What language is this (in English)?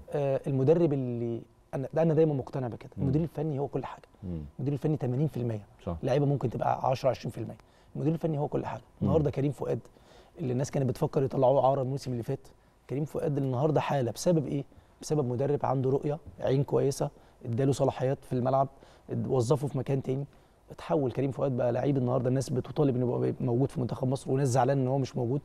Arabic